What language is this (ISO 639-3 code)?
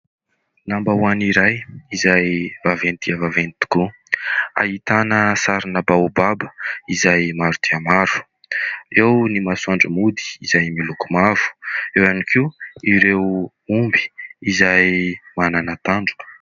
mlg